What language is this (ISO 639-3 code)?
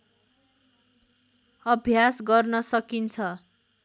nep